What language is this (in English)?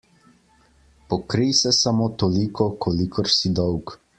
Slovenian